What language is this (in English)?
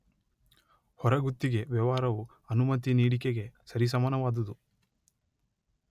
Kannada